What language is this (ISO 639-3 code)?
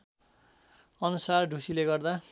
nep